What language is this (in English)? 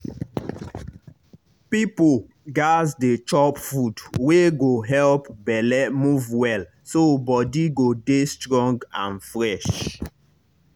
Nigerian Pidgin